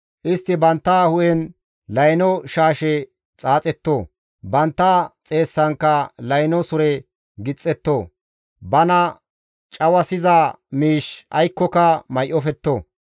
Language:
Gamo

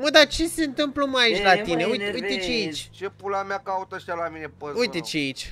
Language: Romanian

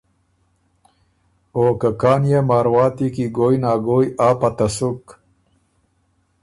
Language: Ormuri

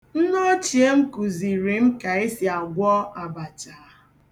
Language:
Igbo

